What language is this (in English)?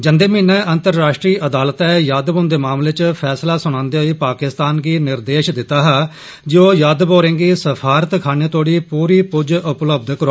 Dogri